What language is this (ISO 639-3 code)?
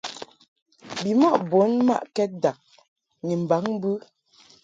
mhk